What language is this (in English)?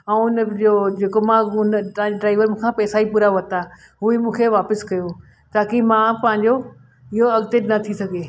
Sindhi